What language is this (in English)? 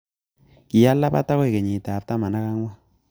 Kalenjin